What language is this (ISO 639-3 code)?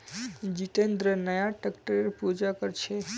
mag